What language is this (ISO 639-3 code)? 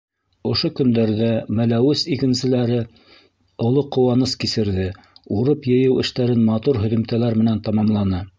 bak